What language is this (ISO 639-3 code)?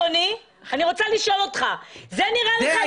heb